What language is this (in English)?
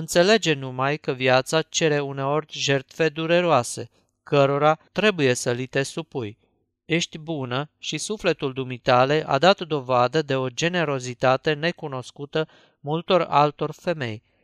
Romanian